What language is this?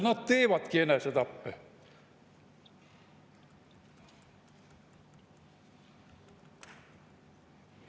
Estonian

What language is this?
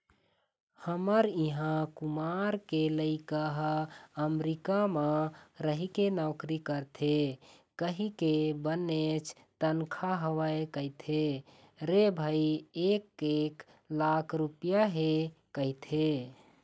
Chhattisgarhi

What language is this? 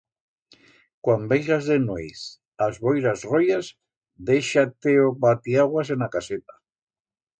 Aragonese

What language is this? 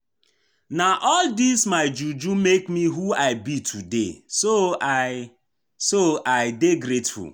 Nigerian Pidgin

